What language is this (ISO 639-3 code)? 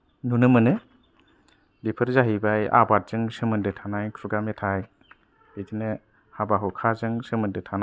brx